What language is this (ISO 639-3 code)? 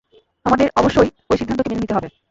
ben